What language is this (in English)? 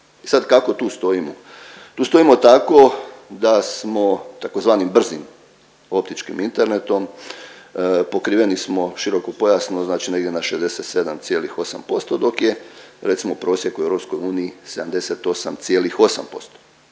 Croatian